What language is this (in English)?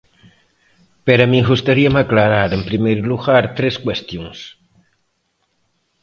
Galician